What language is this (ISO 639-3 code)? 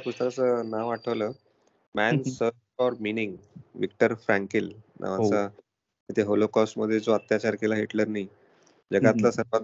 mar